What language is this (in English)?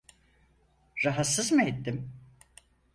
Turkish